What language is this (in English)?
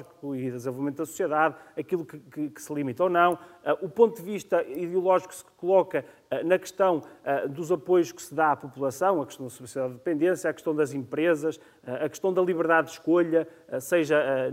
Portuguese